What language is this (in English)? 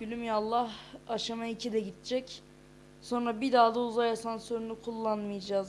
Turkish